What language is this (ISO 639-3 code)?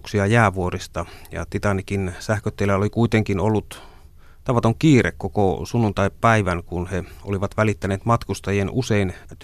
fin